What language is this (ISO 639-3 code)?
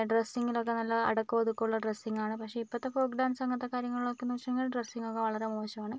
mal